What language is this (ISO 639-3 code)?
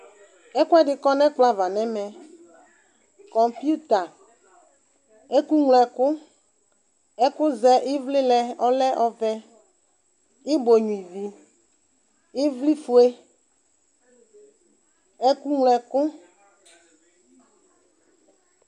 kpo